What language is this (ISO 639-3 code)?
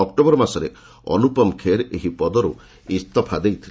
ori